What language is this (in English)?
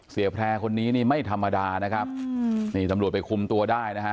Thai